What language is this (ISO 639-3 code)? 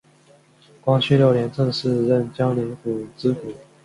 zho